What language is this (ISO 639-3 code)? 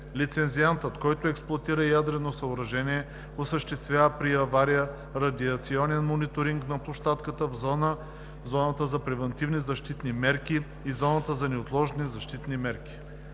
bul